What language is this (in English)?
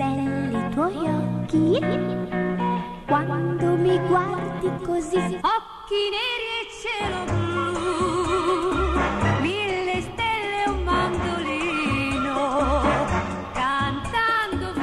Thai